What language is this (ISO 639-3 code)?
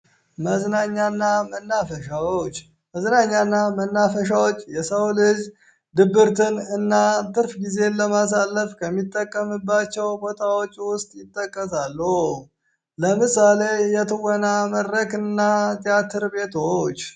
amh